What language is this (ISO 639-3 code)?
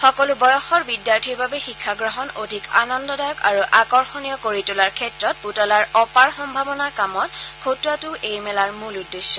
asm